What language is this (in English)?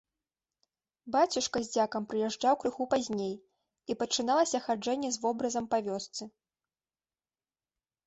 Belarusian